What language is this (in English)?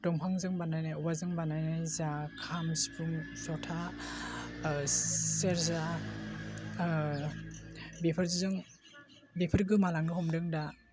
Bodo